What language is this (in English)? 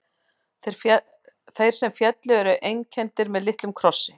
Icelandic